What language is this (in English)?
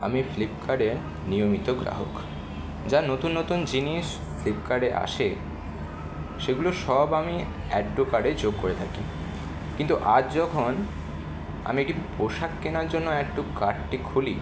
Bangla